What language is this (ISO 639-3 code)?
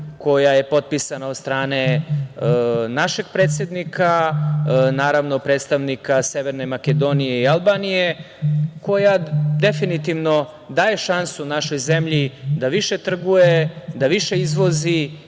srp